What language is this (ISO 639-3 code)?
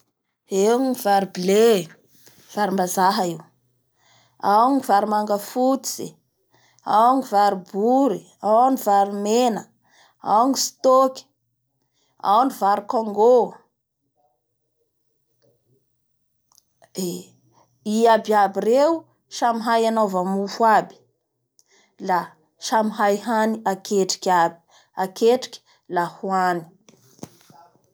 bhr